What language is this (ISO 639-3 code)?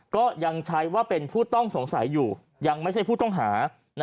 tha